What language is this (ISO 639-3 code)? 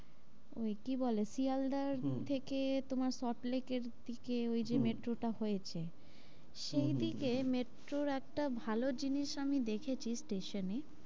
ben